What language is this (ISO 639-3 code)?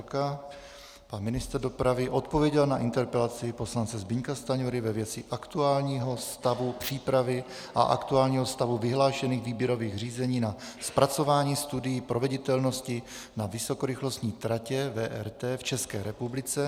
ces